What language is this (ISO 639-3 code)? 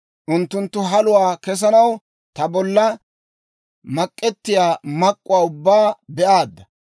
dwr